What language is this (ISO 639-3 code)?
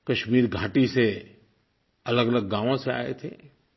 hin